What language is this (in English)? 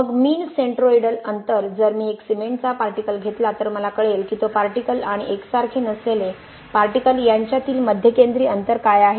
Marathi